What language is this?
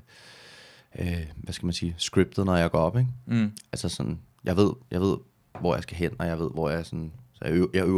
Danish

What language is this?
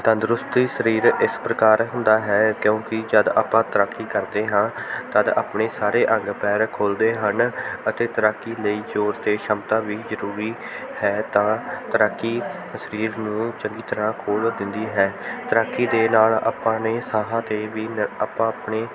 Punjabi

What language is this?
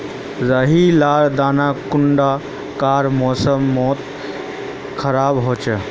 Magahi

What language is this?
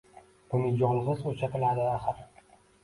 Uzbek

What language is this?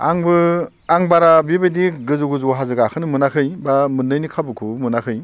Bodo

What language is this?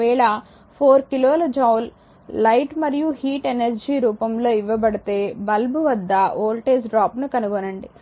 Telugu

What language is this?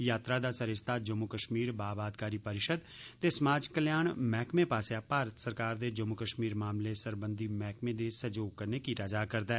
Dogri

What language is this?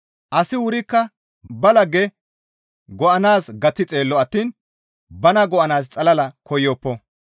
Gamo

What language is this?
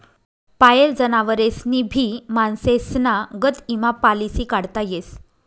Marathi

